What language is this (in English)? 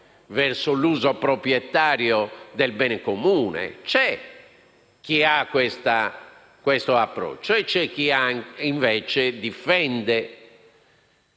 Italian